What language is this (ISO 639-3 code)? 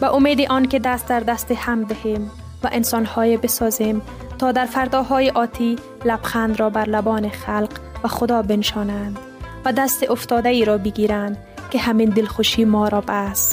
fas